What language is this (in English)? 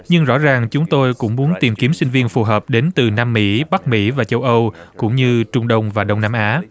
Vietnamese